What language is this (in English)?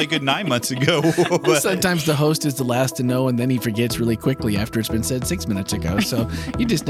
English